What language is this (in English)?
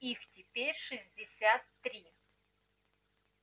Russian